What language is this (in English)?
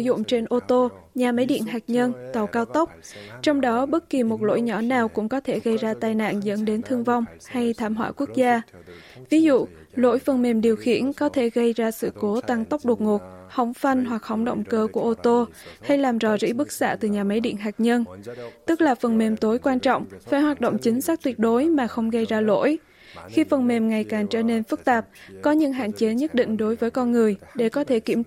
Vietnamese